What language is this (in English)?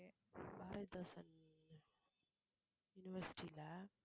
Tamil